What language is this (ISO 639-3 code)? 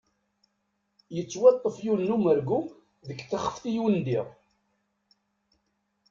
kab